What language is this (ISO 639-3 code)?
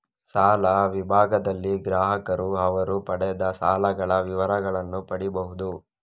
kan